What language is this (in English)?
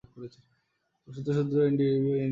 Bangla